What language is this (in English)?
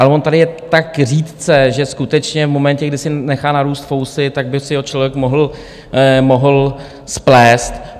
Czech